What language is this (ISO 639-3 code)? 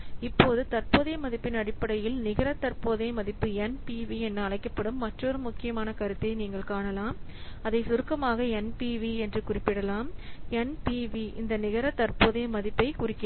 tam